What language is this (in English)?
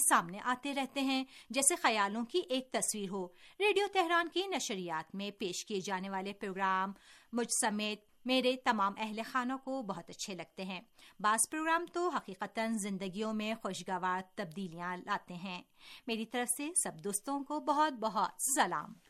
Urdu